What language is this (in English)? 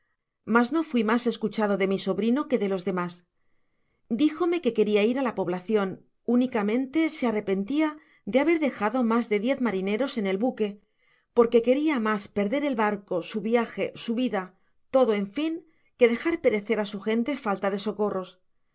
Spanish